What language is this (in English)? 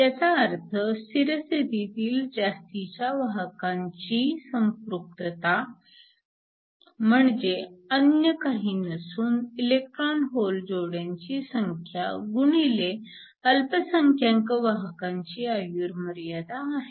Marathi